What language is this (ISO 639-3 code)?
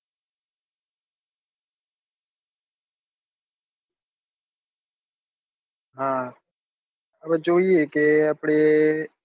guj